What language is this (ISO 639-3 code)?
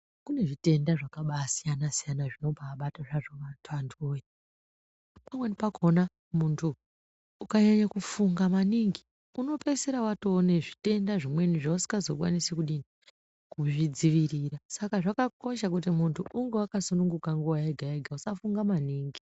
ndc